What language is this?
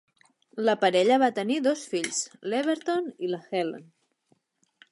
Catalan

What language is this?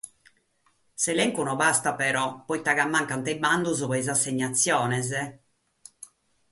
Sardinian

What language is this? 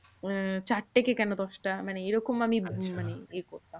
Bangla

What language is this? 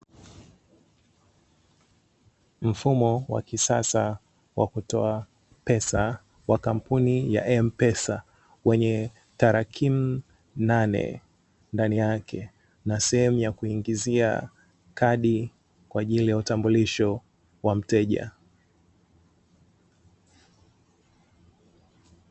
Swahili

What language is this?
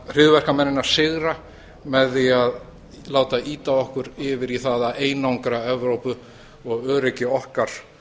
Icelandic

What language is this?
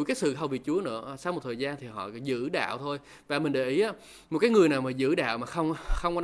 Vietnamese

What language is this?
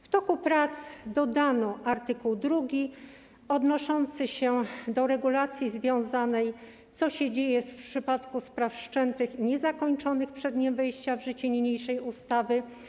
Polish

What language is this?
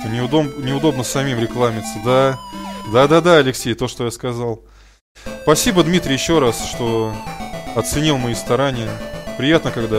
Russian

